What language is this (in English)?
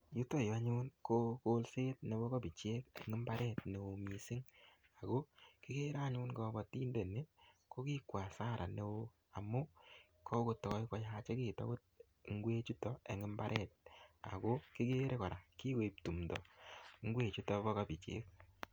Kalenjin